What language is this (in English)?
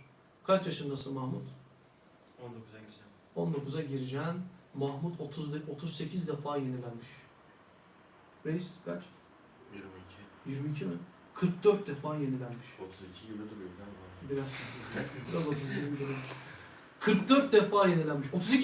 Turkish